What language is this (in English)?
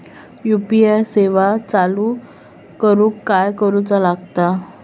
Marathi